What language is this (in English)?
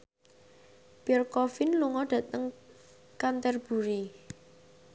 Javanese